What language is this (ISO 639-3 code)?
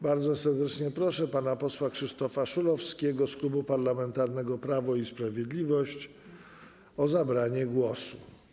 pol